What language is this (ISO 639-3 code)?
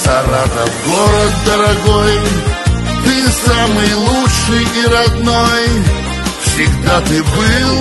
rus